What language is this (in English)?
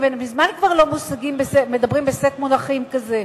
Hebrew